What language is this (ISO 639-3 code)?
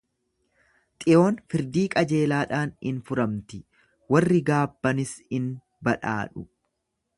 orm